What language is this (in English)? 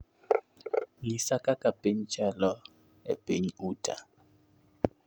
Luo (Kenya and Tanzania)